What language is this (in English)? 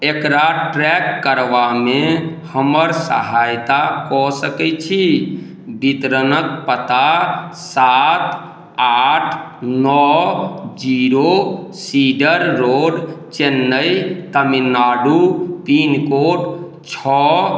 Maithili